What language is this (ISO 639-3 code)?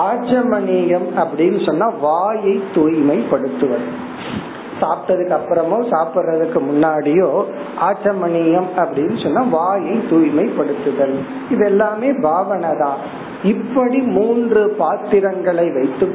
tam